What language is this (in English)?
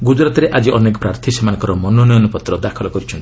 Odia